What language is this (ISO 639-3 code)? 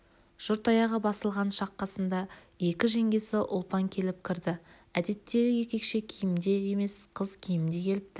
kaz